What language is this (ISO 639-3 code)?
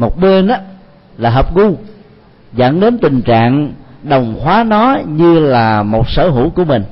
vie